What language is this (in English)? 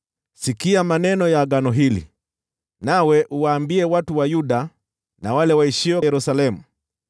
Swahili